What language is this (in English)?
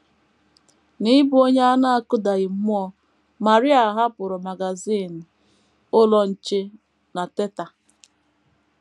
Igbo